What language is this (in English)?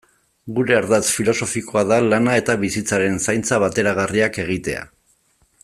Basque